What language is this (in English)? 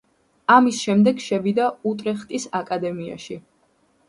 Georgian